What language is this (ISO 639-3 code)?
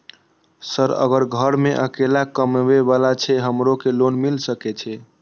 mai